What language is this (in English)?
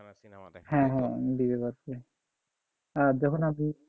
Bangla